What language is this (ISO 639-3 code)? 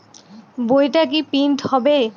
ben